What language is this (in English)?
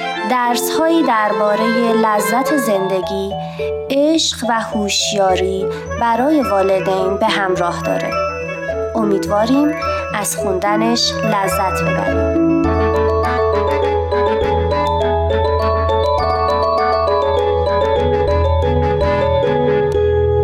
Persian